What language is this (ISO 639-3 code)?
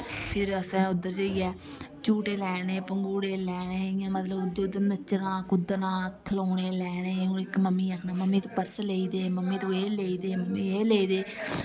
doi